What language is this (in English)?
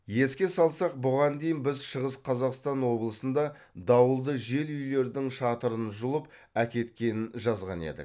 Kazakh